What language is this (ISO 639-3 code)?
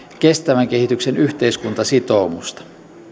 fin